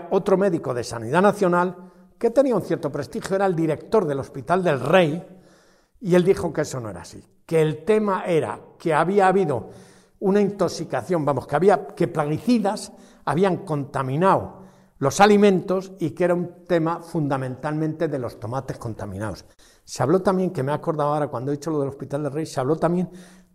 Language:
Spanish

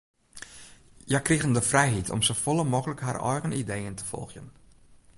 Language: Western Frisian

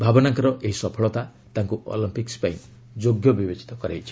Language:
Odia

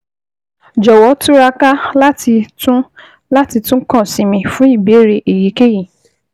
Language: Yoruba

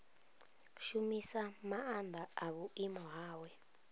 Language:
Venda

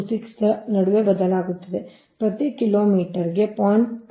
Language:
Kannada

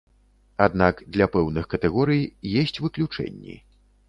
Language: Belarusian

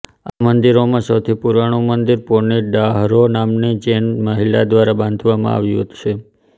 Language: Gujarati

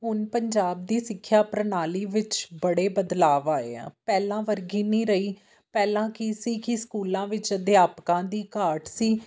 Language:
Punjabi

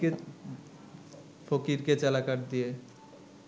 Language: Bangla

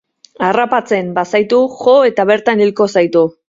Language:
Basque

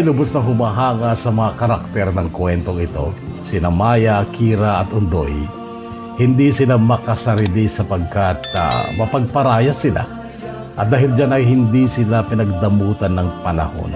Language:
Filipino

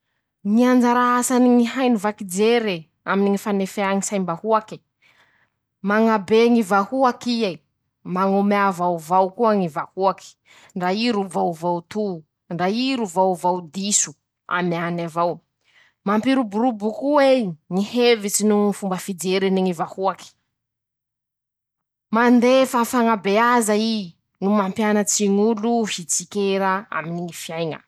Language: Masikoro Malagasy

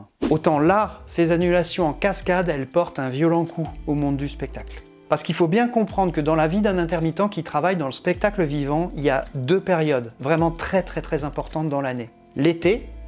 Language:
French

